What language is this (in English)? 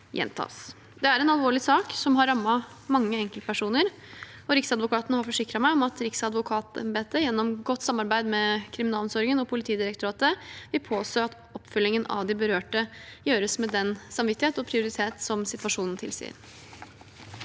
Norwegian